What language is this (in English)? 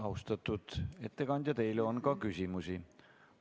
Estonian